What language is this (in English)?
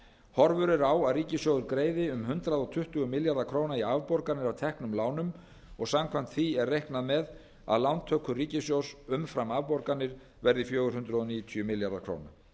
Icelandic